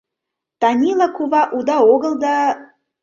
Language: Mari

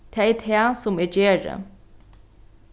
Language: Faroese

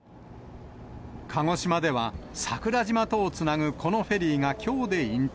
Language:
Japanese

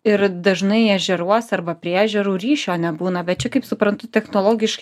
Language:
Lithuanian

